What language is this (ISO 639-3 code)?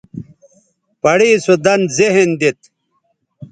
btv